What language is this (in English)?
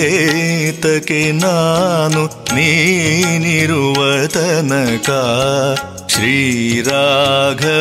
Kannada